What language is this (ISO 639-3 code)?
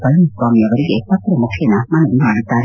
kan